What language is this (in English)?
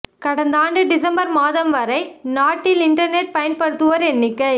Tamil